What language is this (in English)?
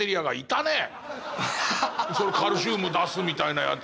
Japanese